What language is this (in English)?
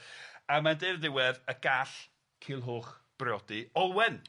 Welsh